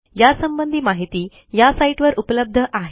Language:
Marathi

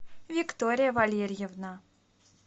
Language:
Russian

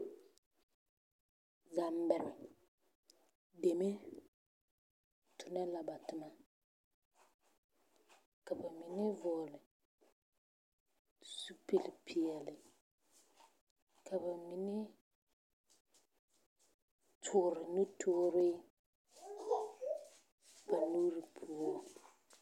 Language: Southern Dagaare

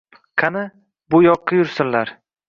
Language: Uzbek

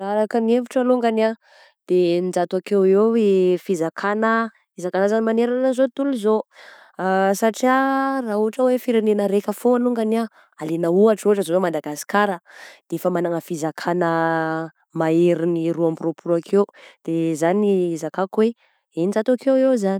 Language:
Southern Betsimisaraka Malagasy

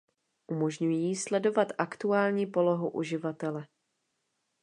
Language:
Czech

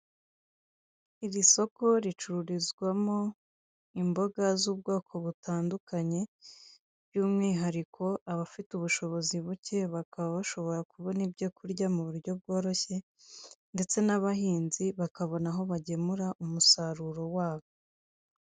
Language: Kinyarwanda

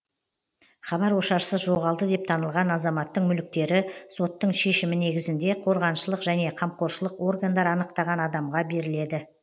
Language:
Kazakh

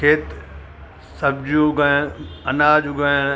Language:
Sindhi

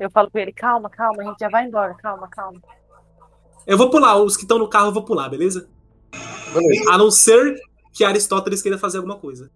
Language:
Portuguese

